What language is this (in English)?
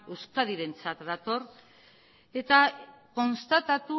Basque